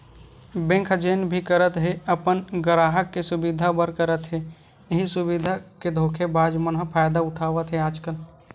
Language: Chhattisgarhi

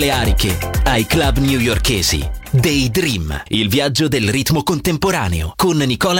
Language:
Italian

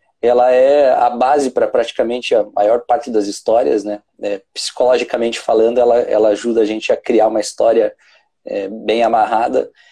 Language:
Portuguese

